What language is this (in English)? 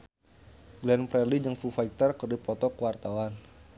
Sundanese